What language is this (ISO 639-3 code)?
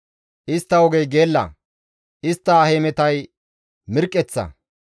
gmv